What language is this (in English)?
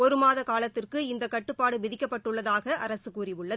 Tamil